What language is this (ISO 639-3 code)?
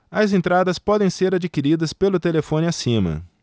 por